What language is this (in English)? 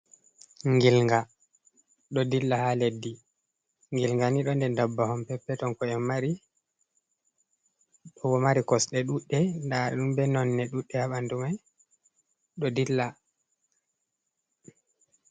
Fula